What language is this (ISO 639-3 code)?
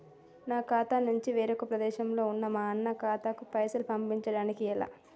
tel